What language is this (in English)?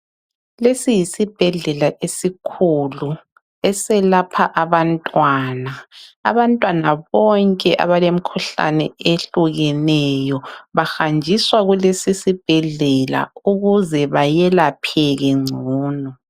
North Ndebele